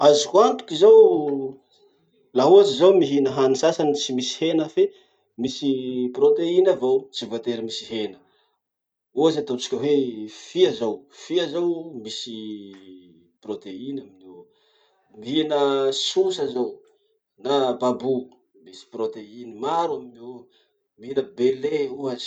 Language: Masikoro Malagasy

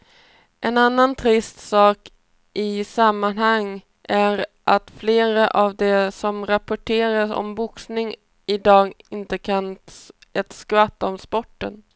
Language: Swedish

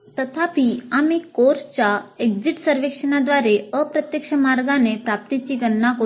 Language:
Marathi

